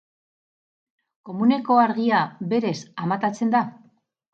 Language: Basque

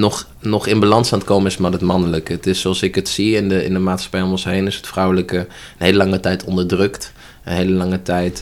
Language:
Dutch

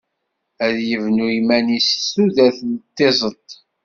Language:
Kabyle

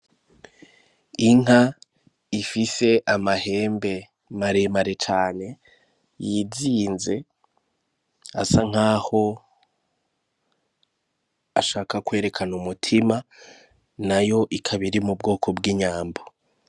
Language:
Rundi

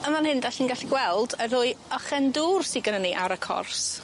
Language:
Welsh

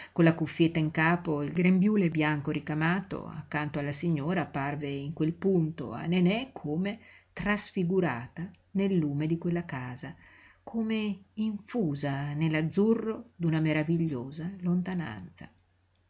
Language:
Italian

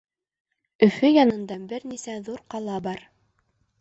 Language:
Bashkir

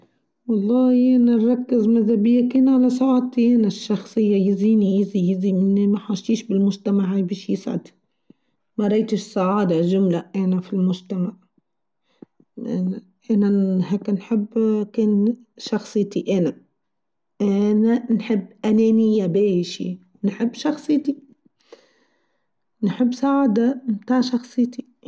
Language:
Tunisian Arabic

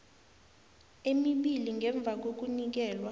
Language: South Ndebele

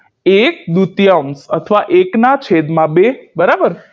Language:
Gujarati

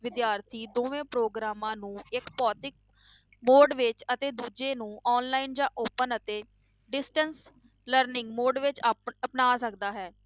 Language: Punjabi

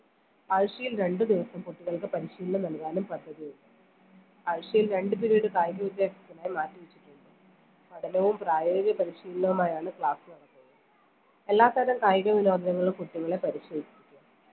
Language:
Malayalam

